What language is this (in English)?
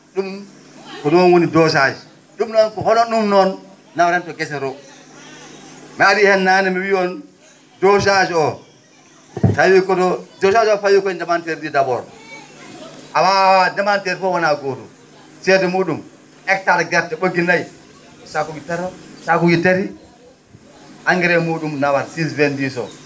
Fula